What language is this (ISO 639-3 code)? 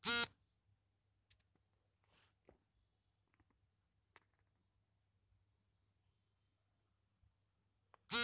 kan